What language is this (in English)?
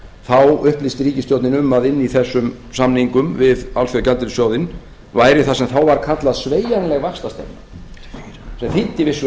Icelandic